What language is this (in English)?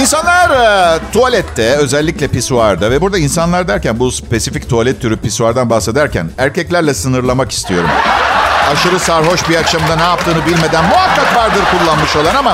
Turkish